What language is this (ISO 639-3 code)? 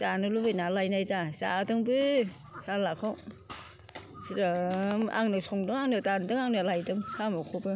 brx